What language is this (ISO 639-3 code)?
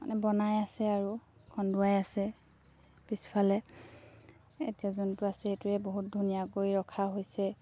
asm